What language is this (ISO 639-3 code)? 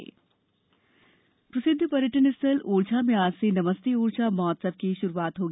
hin